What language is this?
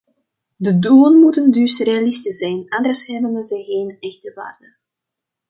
Dutch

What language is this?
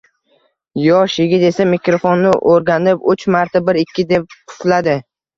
Uzbek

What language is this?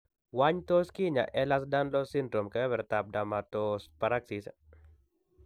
Kalenjin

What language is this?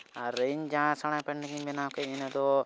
Santali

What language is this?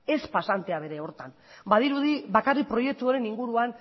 Basque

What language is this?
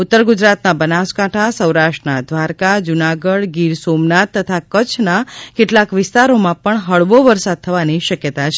Gujarati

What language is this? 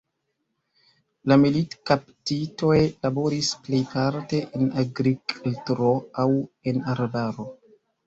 Esperanto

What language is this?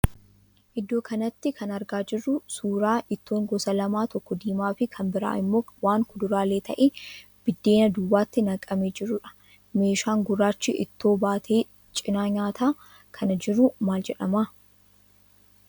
Oromo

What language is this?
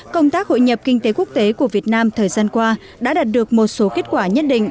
Vietnamese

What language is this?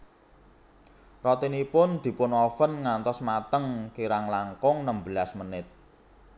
Javanese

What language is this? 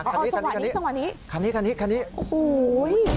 Thai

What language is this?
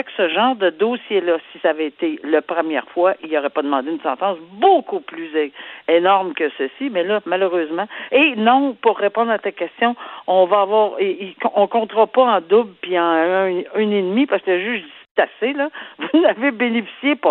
French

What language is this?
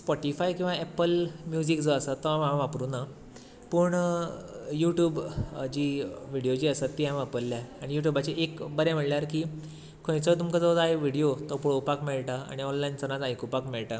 Konkani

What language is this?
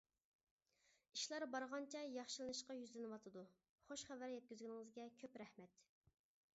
Uyghur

